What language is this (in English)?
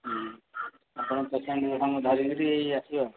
Odia